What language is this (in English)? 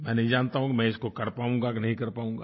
Hindi